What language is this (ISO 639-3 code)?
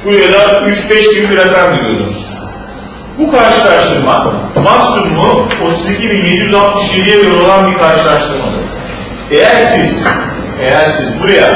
tur